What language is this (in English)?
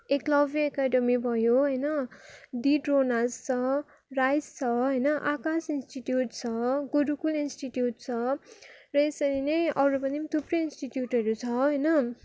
Nepali